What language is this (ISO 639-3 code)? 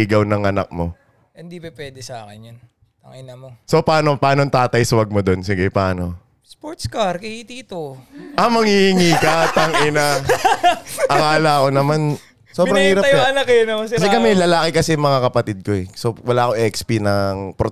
fil